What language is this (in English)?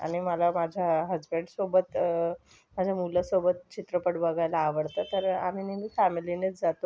Marathi